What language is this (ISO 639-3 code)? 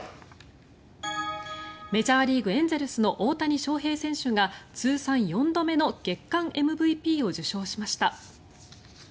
jpn